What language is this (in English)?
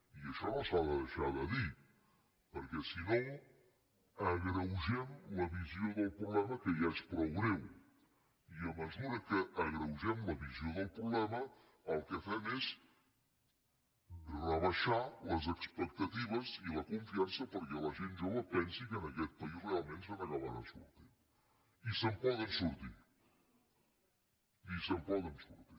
Catalan